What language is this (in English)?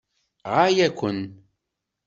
Kabyle